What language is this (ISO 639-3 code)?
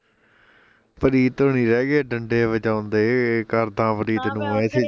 pan